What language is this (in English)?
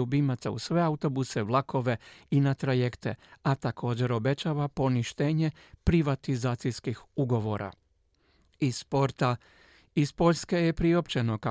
Croatian